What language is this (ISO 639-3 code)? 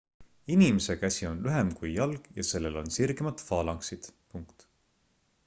est